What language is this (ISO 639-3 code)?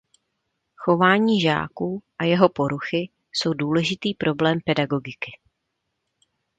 ces